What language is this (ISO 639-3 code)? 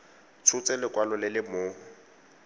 tsn